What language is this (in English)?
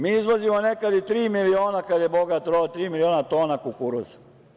Serbian